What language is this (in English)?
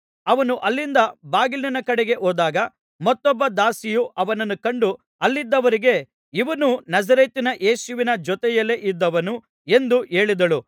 Kannada